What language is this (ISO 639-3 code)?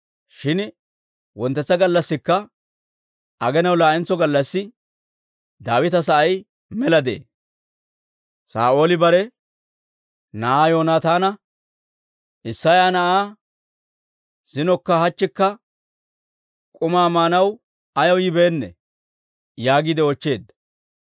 dwr